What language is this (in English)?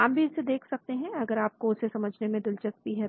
Hindi